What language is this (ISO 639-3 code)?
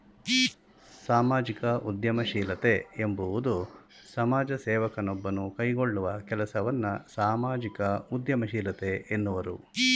kan